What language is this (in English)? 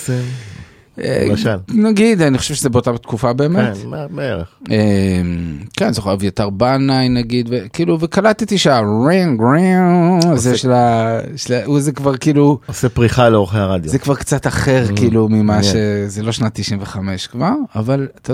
Hebrew